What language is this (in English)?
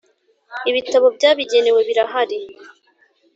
Kinyarwanda